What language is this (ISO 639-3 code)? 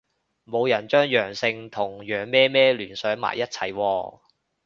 yue